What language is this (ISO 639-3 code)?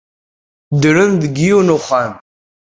kab